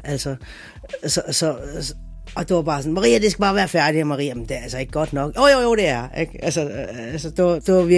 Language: Danish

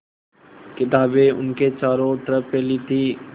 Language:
Hindi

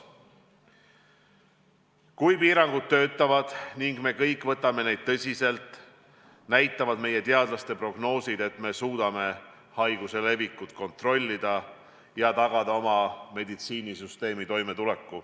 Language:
Estonian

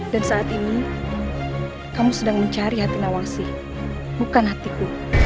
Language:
Indonesian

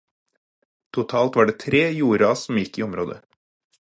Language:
Norwegian Bokmål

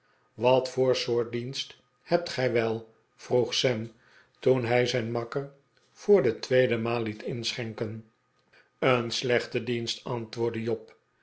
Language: Dutch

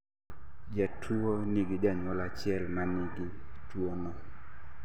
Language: Luo (Kenya and Tanzania)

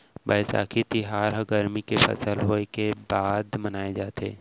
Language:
Chhattisgarhi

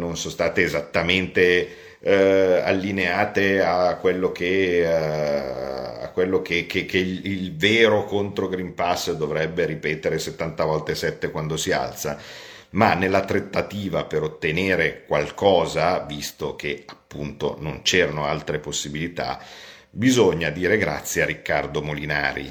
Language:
Italian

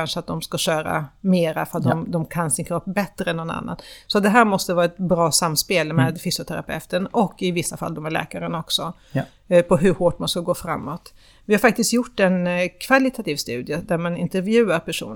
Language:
Swedish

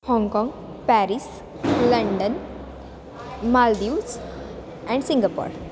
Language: Sanskrit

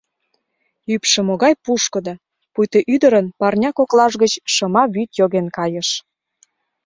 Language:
Mari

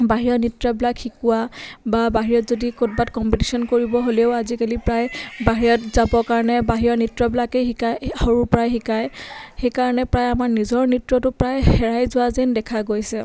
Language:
Assamese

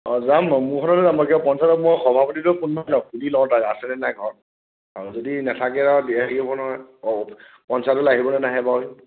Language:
Assamese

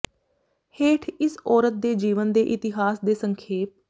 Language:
Punjabi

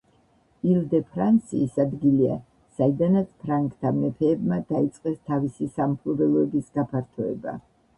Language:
Georgian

